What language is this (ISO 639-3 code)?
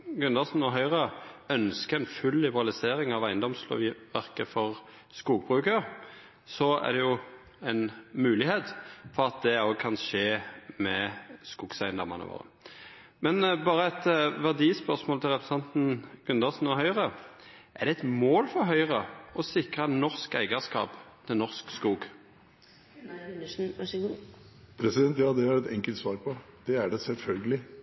nor